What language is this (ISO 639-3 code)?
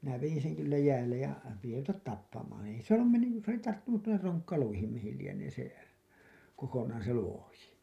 fin